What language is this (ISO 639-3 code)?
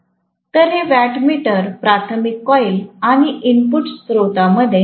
mar